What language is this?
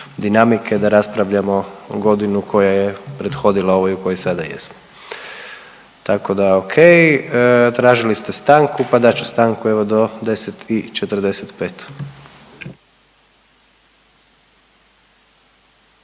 Croatian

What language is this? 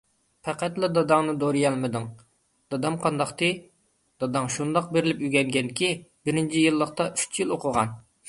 Uyghur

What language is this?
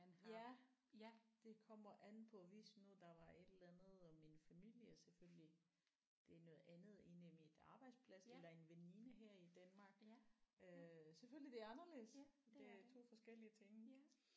Danish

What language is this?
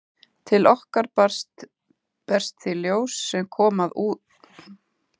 Icelandic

